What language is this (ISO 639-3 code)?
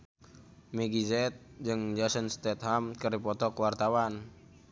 sun